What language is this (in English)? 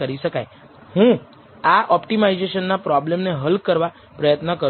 Gujarati